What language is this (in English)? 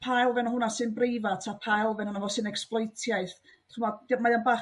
Welsh